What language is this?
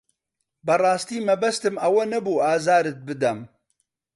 Central Kurdish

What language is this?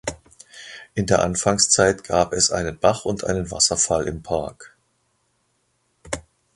German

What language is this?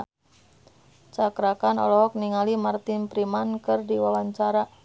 Sundanese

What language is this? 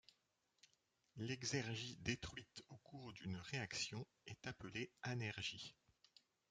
French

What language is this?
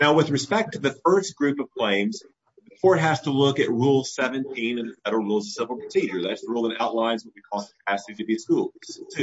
English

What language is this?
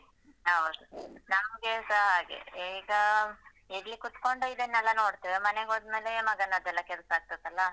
Kannada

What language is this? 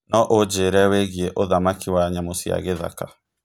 Kikuyu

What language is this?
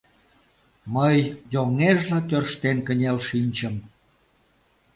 Mari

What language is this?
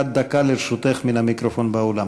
Hebrew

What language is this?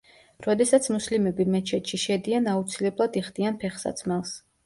Georgian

